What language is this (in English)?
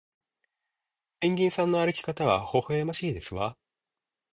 Japanese